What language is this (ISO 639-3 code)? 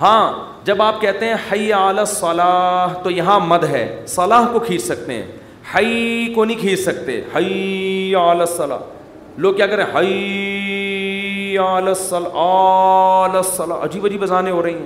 urd